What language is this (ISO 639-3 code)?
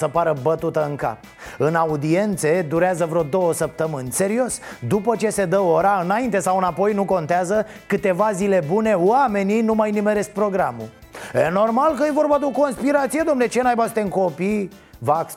ron